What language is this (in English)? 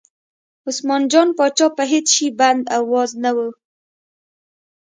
Pashto